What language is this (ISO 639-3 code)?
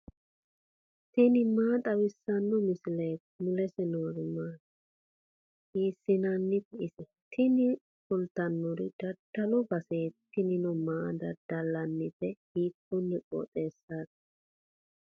sid